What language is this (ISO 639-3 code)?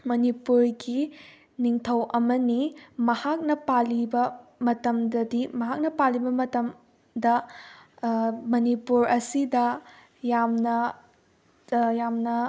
mni